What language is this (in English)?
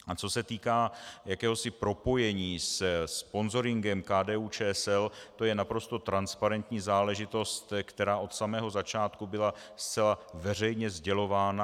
Czech